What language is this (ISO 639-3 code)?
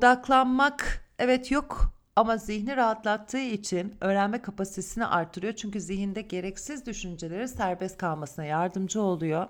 tur